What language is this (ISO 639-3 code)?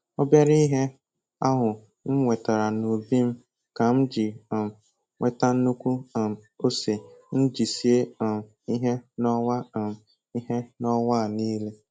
ibo